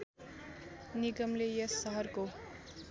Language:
Nepali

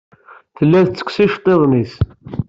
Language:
Kabyle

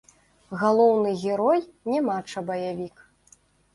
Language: Belarusian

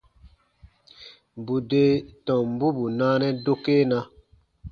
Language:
Baatonum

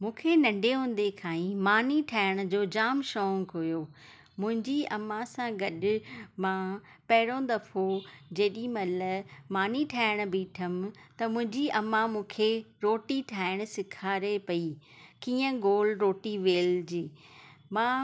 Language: Sindhi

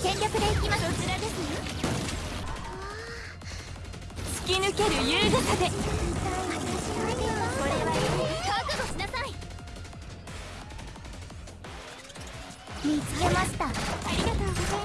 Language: Japanese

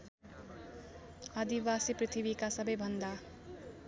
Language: Nepali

